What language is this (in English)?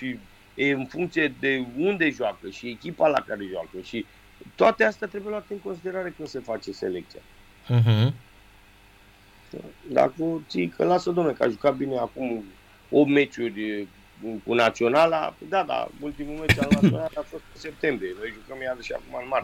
Romanian